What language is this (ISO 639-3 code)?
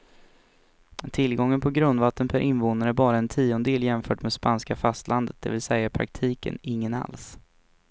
swe